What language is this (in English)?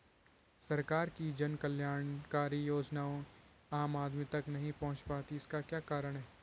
Hindi